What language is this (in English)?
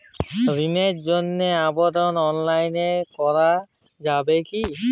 Bangla